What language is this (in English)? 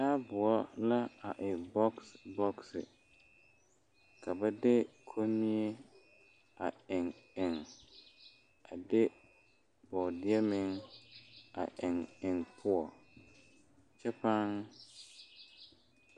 Southern Dagaare